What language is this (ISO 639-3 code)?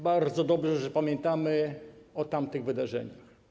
pol